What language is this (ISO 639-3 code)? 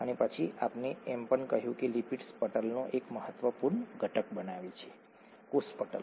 guj